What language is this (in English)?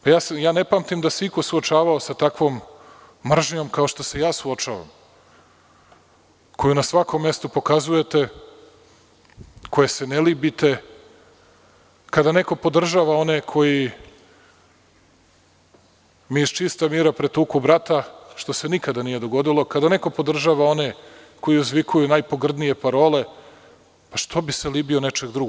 Serbian